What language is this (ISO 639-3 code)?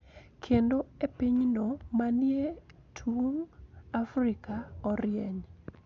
luo